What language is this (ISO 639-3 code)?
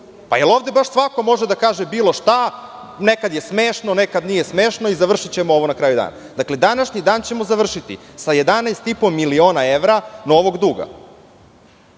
srp